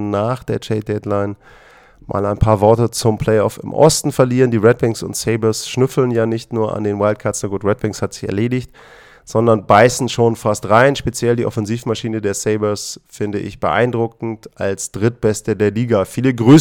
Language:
German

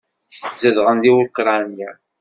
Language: Kabyle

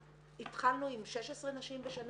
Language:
Hebrew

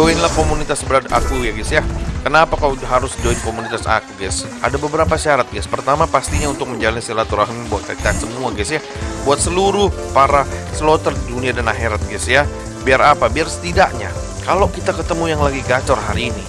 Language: Indonesian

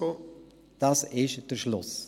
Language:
Swiss German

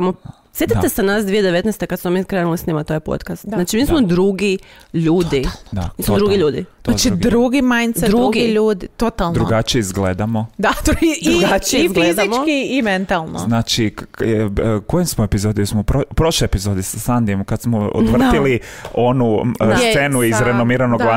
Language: Croatian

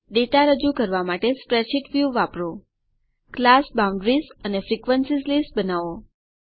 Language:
Gujarati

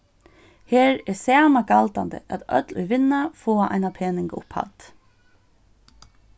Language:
Faroese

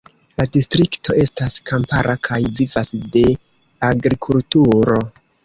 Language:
Esperanto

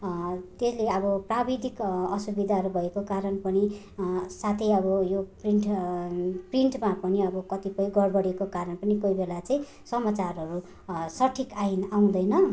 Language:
Nepali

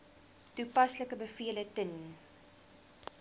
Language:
Afrikaans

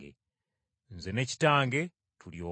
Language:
Ganda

